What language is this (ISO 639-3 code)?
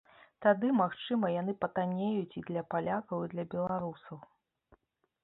bel